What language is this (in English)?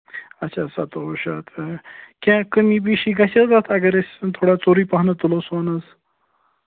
Kashmiri